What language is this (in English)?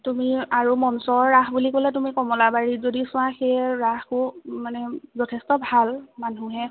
Assamese